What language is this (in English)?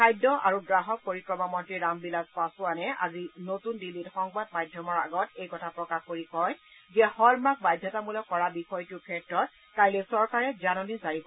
Assamese